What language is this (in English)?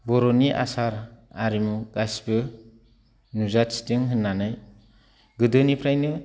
Bodo